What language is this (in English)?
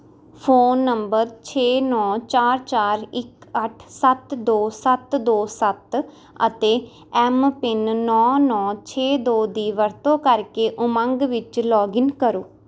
Punjabi